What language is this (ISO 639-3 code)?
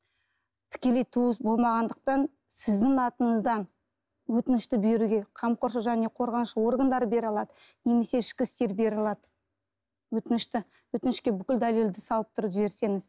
kaz